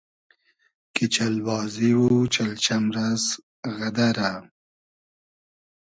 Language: Hazaragi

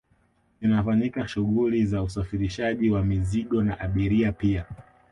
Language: Swahili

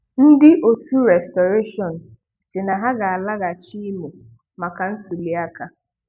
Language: Igbo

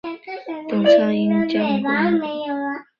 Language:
Chinese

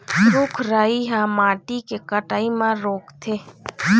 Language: Chhattisgarhi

